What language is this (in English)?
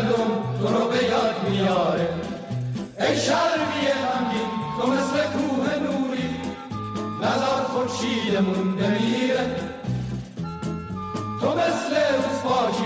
Persian